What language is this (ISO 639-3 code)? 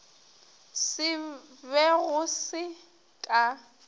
nso